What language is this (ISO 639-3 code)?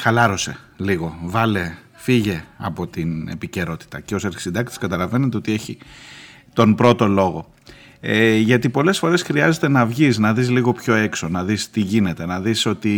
ell